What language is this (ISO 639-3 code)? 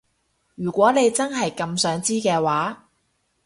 yue